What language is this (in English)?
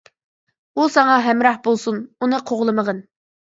Uyghur